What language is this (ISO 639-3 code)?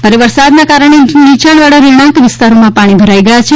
guj